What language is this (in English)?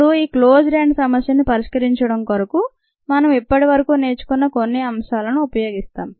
Telugu